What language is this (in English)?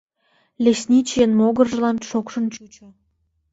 Mari